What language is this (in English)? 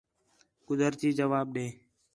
Khetrani